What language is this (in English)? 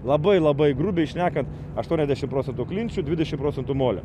Lithuanian